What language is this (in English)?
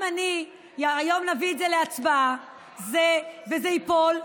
Hebrew